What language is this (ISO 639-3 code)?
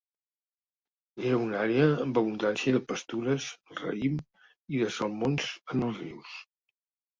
cat